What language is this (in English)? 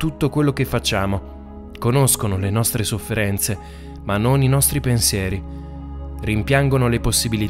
Italian